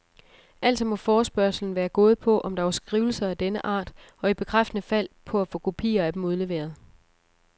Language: Danish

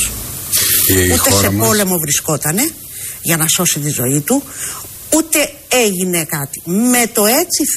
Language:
Greek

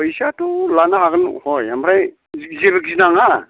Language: Bodo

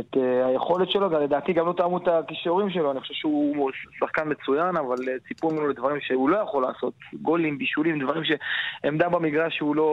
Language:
Hebrew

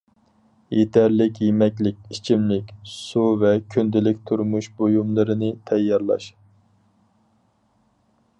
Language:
Uyghur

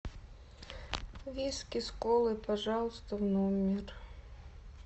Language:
Russian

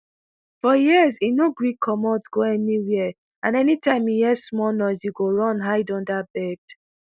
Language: Nigerian Pidgin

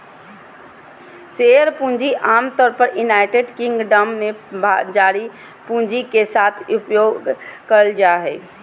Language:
Magahi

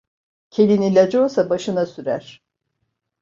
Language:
Turkish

